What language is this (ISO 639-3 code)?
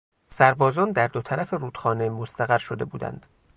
fas